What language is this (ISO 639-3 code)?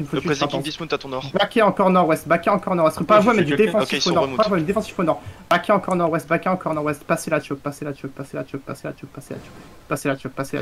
fra